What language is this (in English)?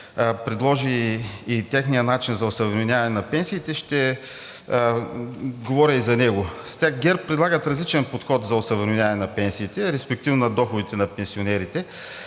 Bulgarian